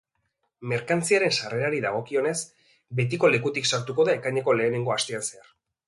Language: Basque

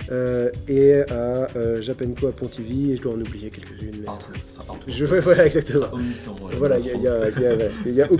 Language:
French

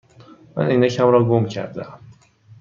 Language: Persian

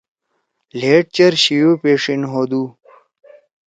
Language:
Torwali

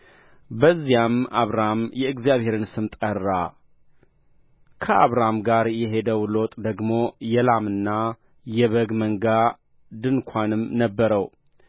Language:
Amharic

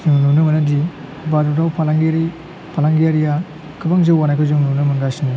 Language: Bodo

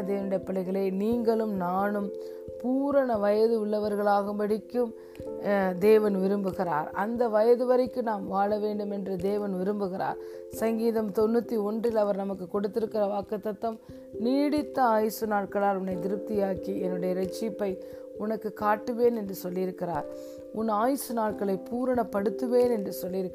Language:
Tamil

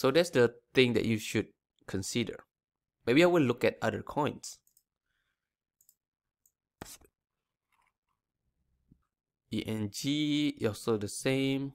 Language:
English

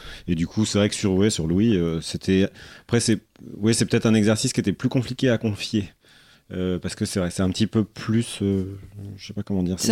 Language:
French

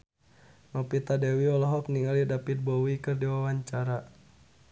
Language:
Sundanese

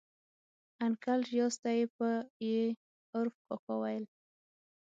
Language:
Pashto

